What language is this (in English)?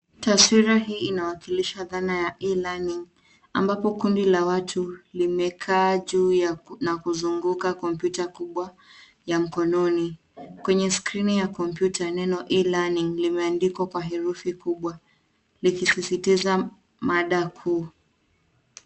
Swahili